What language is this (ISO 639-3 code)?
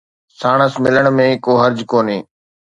snd